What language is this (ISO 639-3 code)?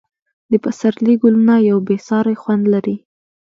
pus